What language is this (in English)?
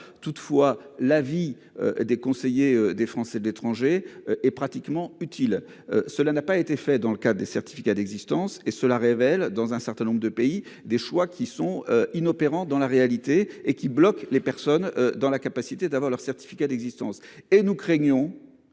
French